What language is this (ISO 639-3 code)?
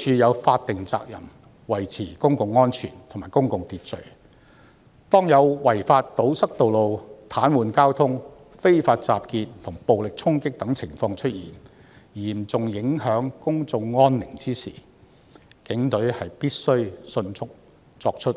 yue